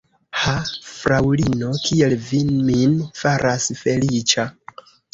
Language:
Esperanto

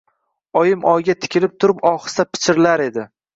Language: Uzbek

